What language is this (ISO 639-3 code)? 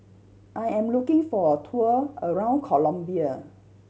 eng